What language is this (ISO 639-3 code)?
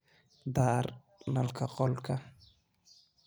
som